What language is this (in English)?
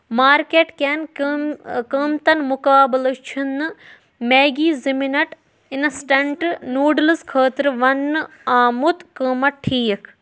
Kashmiri